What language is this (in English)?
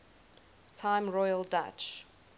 English